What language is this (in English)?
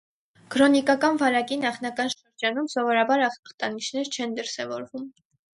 Armenian